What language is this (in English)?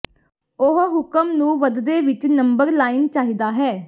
Punjabi